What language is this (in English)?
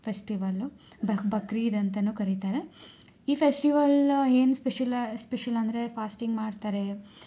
Kannada